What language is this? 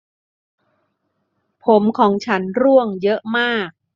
Thai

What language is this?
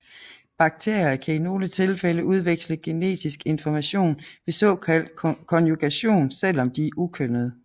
Danish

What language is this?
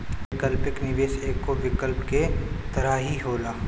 Bhojpuri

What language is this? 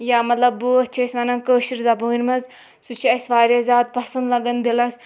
Kashmiri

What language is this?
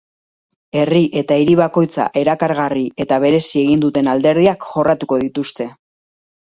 Basque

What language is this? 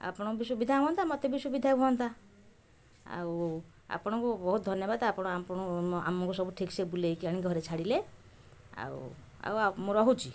Odia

